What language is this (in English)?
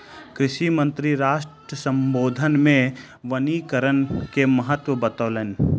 Maithili